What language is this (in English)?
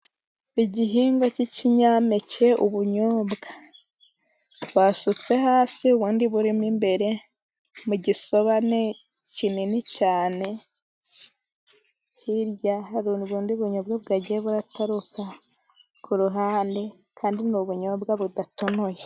Kinyarwanda